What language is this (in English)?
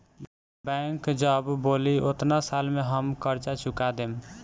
Bhojpuri